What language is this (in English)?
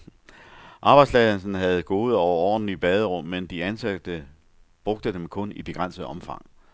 Danish